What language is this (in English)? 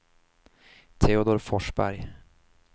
Swedish